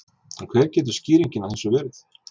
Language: Icelandic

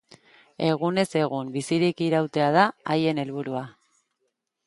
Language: Basque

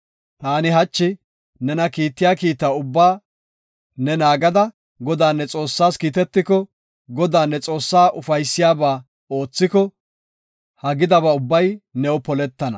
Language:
Gofa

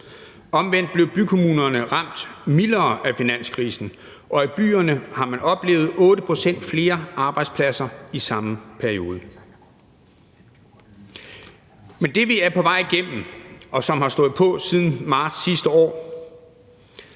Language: Danish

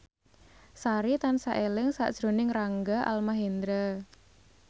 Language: Javanese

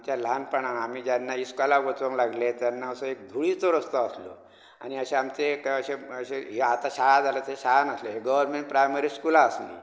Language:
Konkani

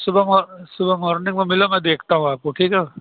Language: Urdu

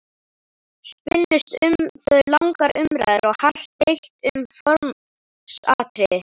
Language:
Icelandic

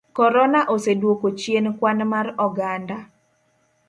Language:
Luo (Kenya and Tanzania)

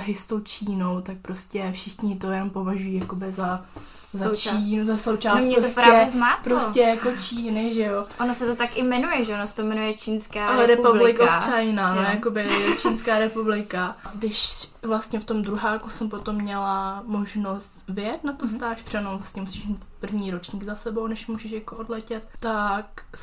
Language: Czech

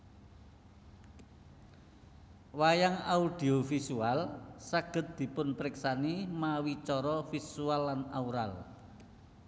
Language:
Javanese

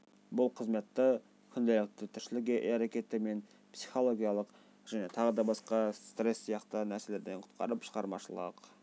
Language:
Kazakh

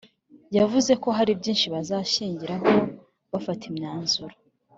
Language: Kinyarwanda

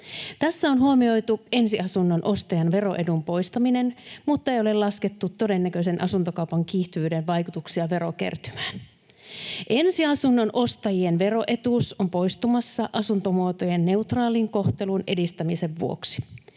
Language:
Finnish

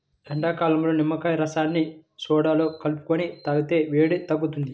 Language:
Telugu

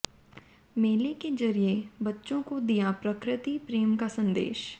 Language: Hindi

